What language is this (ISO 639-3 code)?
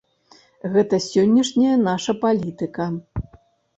bel